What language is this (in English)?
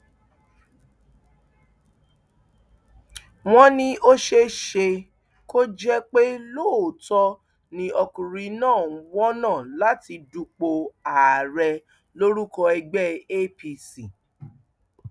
Yoruba